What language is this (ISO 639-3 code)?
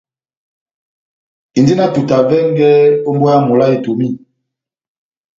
bnm